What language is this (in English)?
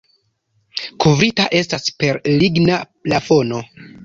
Esperanto